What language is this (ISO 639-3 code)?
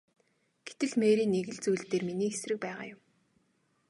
mon